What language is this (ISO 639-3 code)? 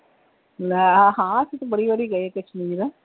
pan